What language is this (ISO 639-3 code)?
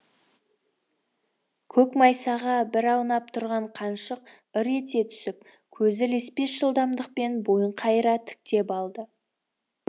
kaz